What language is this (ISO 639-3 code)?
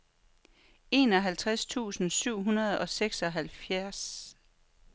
dan